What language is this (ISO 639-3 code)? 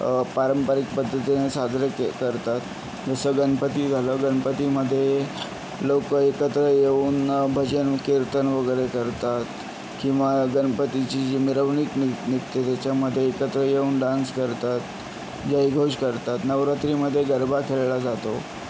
mar